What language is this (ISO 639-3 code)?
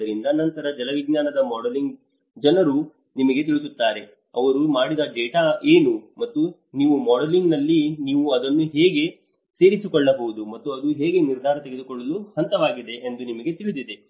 kan